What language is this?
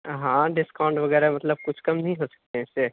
Urdu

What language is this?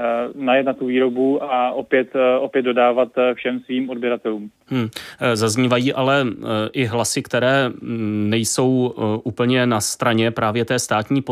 Czech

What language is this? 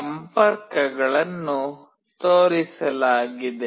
Kannada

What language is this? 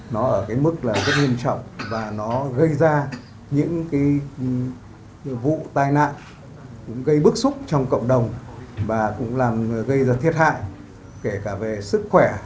Vietnamese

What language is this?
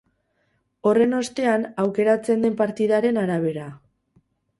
Basque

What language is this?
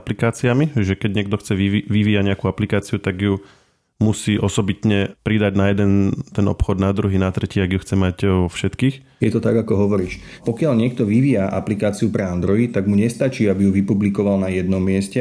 Slovak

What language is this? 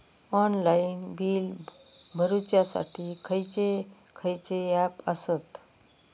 Marathi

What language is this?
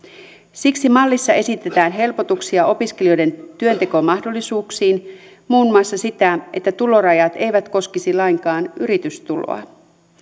Finnish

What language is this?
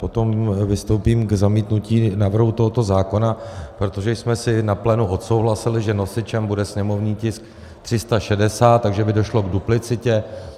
Czech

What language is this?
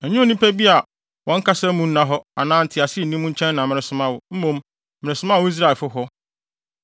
Akan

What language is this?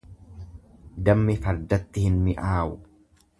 Oromo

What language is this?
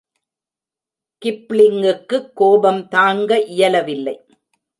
Tamil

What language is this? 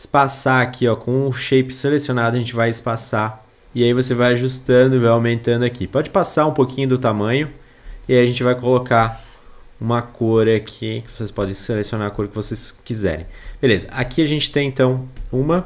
Portuguese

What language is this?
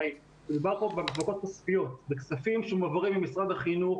Hebrew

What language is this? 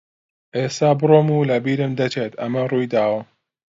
Central Kurdish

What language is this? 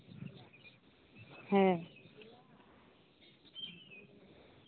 Santali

